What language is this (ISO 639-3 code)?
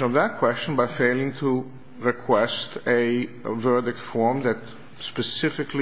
eng